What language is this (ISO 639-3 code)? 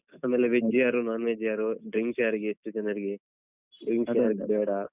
kan